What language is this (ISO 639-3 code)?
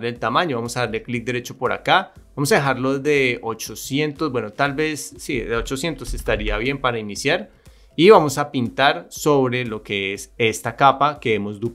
spa